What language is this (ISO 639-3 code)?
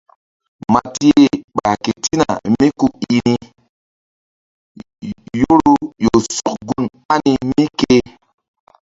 mdd